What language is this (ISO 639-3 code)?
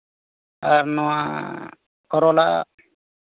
sat